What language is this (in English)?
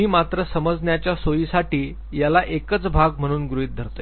Marathi